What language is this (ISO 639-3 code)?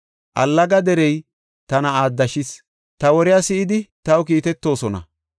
gof